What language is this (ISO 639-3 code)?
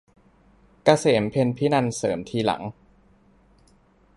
tha